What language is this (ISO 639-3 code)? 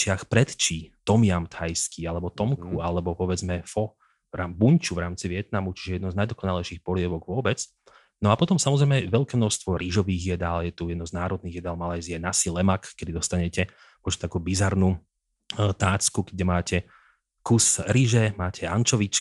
slk